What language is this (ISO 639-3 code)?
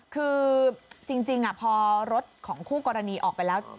tha